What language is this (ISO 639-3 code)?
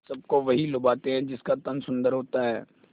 hin